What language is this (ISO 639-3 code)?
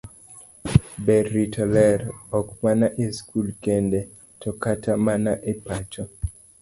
luo